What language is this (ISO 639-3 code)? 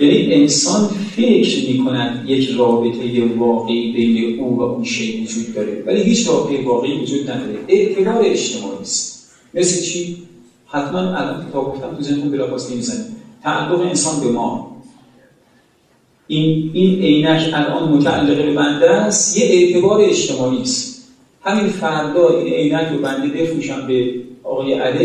fas